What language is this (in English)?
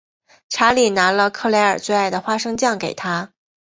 Chinese